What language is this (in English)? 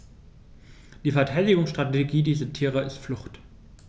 German